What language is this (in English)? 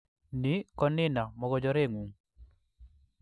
Kalenjin